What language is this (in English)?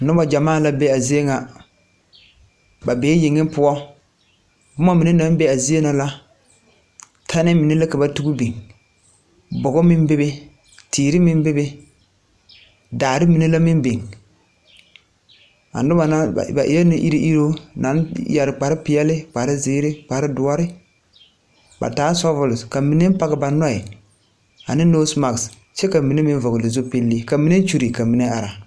Southern Dagaare